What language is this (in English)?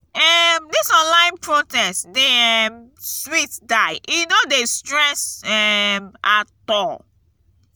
Nigerian Pidgin